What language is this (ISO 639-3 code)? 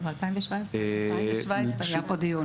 heb